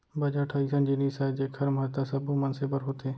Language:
Chhattisgarhi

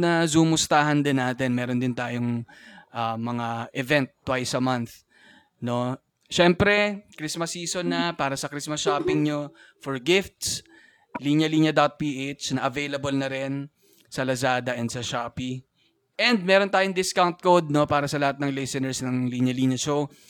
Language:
Filipino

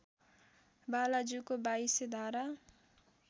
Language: Nepali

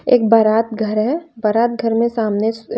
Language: Hindi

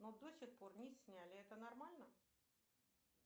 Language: Russian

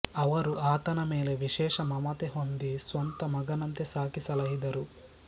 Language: Kannada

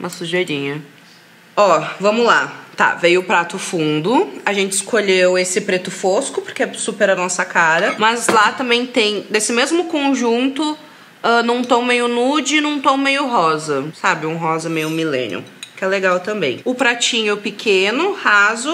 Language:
Portuguese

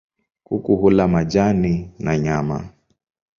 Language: Swahili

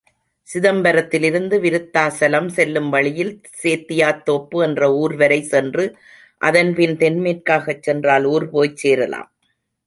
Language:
Tamil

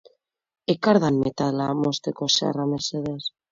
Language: Basque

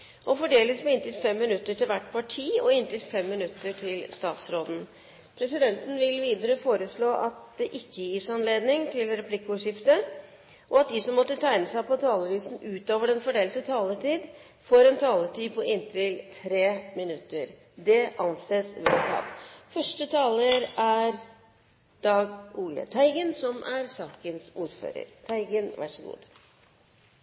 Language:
Norwegian Bokmål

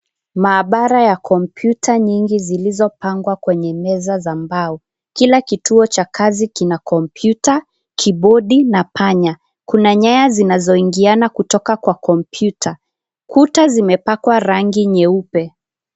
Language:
Swahili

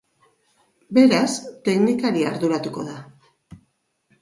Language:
Basque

